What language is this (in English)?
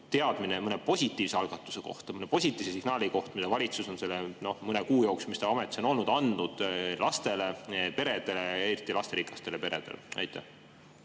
Estonian